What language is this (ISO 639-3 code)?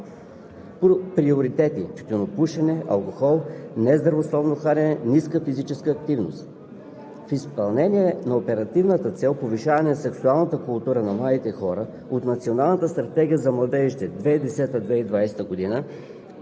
bul